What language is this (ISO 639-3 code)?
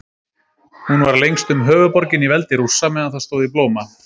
isl